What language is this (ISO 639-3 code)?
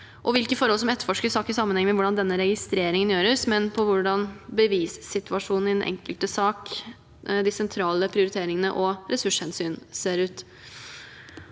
nor